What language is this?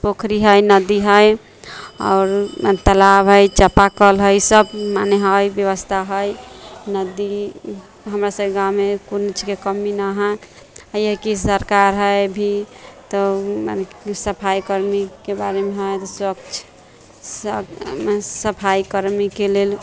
Maithili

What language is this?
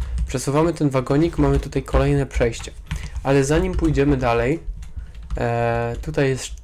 Polish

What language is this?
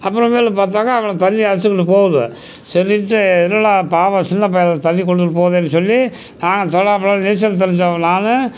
Tamil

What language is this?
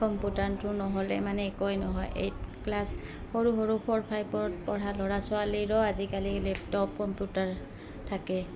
Assamese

